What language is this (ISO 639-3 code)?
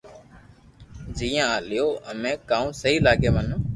lrk